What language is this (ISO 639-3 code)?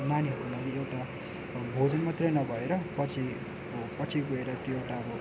nep